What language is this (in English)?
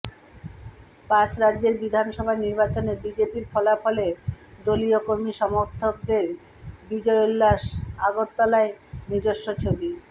Bangla